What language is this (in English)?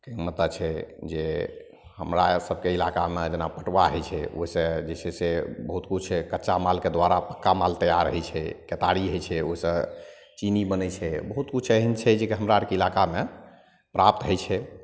Maithili